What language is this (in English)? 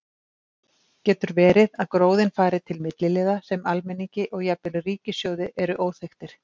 Icelandic